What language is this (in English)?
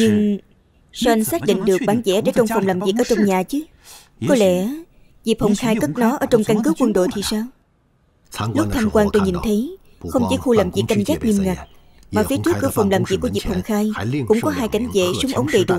Vietnamese